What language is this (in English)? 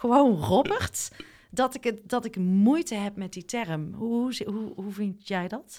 Dutch